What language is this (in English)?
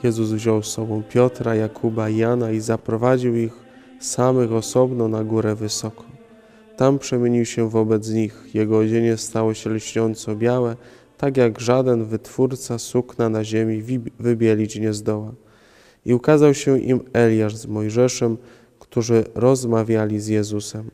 Polish